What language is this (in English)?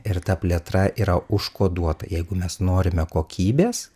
Lithuanian